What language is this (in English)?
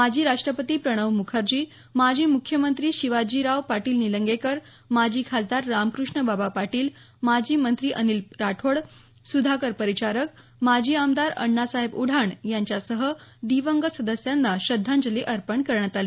Marathi